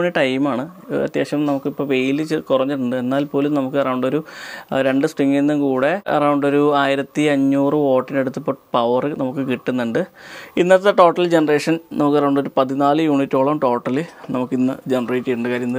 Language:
Malayalam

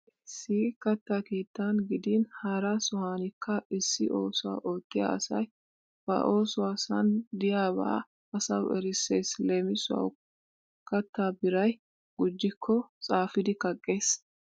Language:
Wolaytta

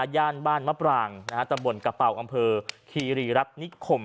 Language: Thai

